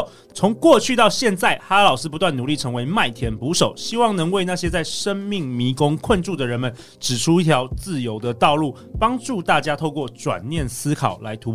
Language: Chinese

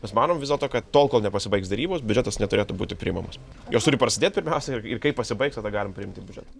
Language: Lithuanian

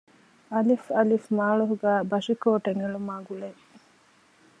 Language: Divehi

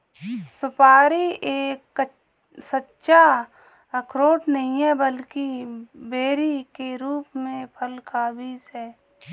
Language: Hindi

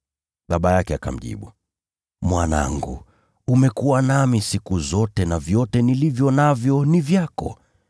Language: Swahili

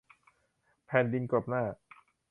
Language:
Thai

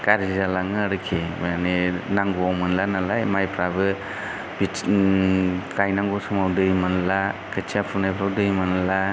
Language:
Bodo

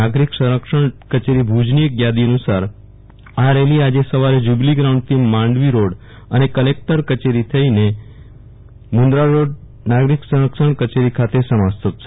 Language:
Gujarati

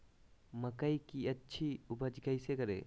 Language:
Magahi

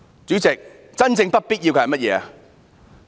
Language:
Cantonese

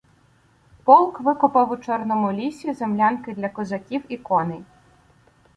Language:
Ukrainian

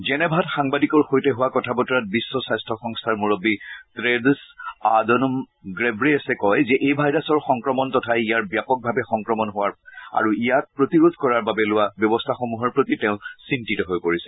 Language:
Assamese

